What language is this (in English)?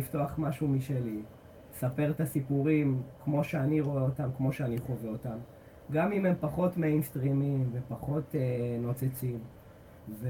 Hebrew